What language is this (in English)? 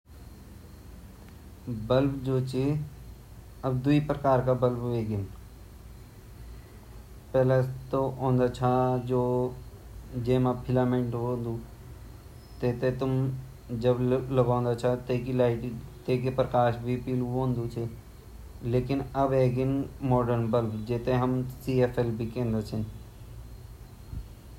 Garhwali